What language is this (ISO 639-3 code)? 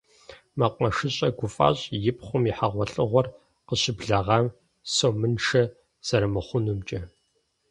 kbd